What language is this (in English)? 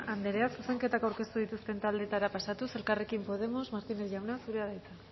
Basque